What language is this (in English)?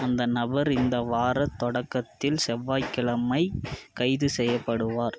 Tamil